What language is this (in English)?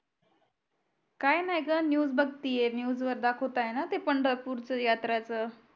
Marathi